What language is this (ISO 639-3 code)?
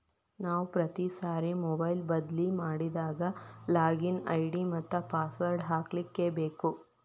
kan